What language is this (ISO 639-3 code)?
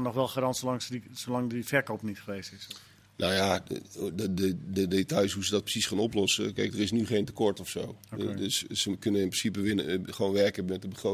nld